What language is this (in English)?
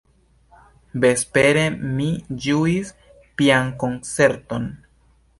Esperanto